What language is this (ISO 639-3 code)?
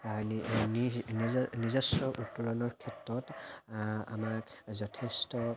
asm